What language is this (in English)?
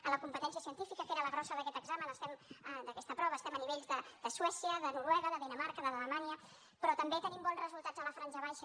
Catalan